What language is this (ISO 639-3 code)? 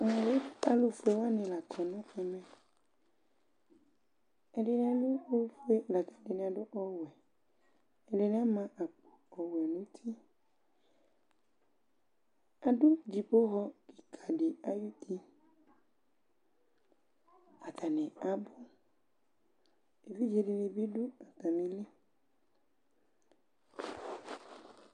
kpo